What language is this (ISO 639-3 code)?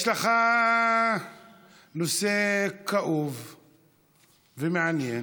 heb